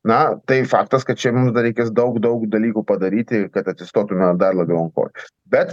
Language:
Lithuanian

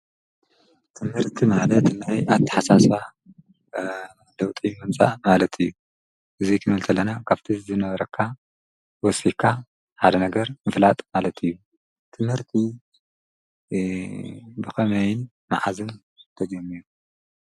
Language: Tigrinya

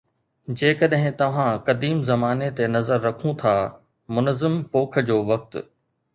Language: Sindhi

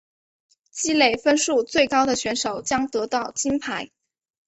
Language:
Chinese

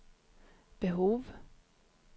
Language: Swedish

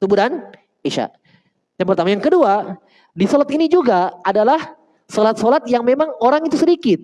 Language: Indonesian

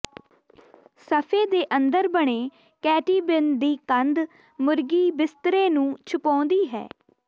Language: Punjabi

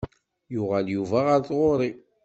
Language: Kabyle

